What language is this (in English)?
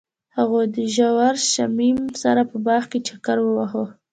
Pashto